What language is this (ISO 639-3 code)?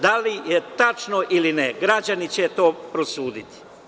srp